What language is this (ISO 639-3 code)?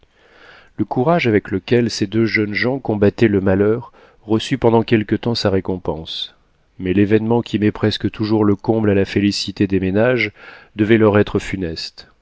fra